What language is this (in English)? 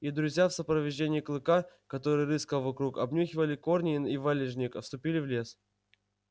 Russian